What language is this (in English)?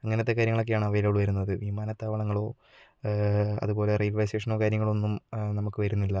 Malayalam